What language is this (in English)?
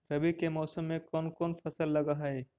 Magahi